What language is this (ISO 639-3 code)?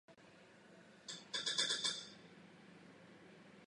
ces